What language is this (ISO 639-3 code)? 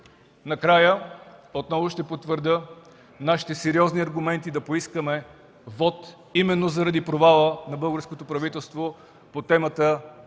bul